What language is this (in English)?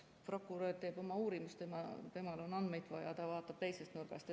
Estonian